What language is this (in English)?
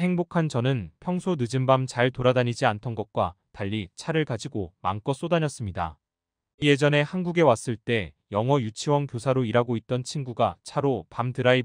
Korean